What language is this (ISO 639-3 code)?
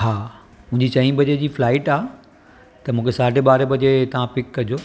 snd